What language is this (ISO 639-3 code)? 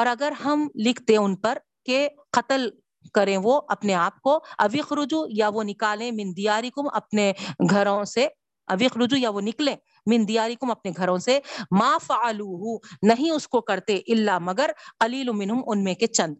urd